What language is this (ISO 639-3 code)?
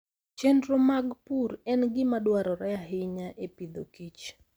luo